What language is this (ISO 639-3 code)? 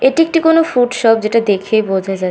ben